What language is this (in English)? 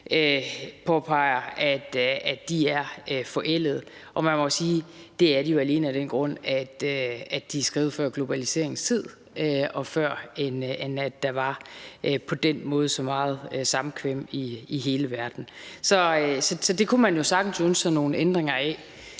Danish